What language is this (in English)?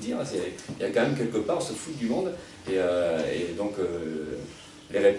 French